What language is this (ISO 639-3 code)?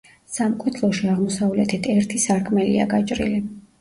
kat